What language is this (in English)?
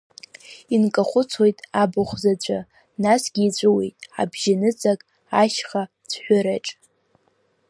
Abkhazian